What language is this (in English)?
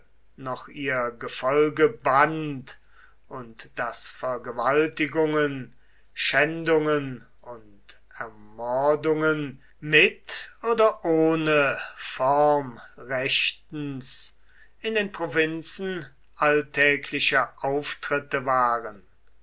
German